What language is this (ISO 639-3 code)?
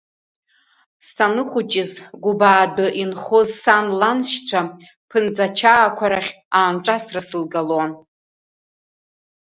abk